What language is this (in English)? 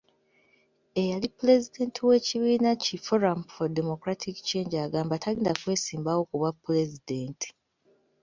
Ganda